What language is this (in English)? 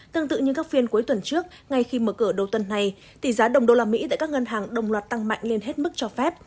Vietnamese